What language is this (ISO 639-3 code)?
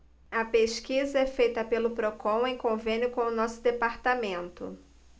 por